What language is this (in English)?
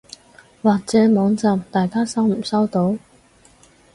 Cantonese